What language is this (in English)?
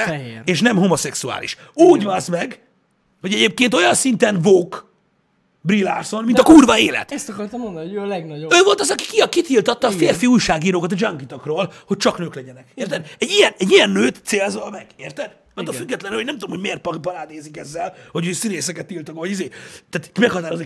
Hungarian